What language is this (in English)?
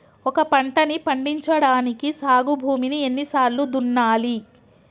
Telugu